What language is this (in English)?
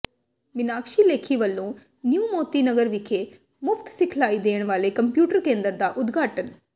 Punjabi